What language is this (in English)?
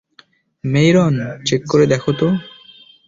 Bangla